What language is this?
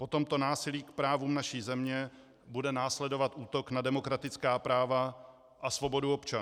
Czech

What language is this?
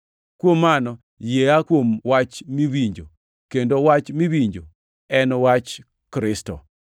Luo (Kenya and Tanzania)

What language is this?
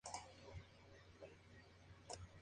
Spanish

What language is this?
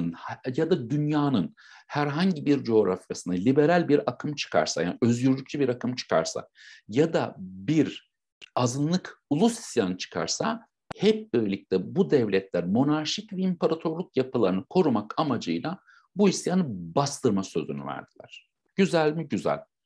Turkish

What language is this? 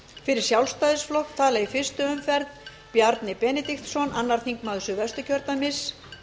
Icelandic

